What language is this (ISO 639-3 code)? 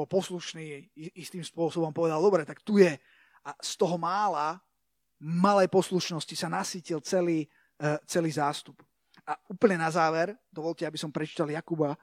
slk